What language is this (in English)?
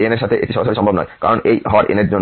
Bangla